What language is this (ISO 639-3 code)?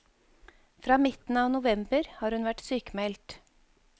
nor